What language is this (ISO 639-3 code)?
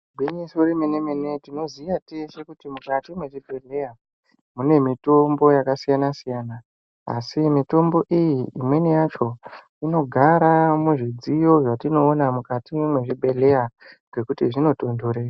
ndc